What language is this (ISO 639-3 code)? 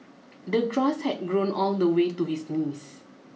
eng